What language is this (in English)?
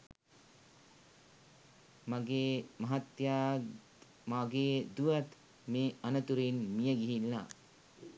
Sinhala